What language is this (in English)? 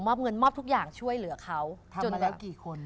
Thai